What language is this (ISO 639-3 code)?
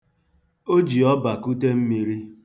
ibo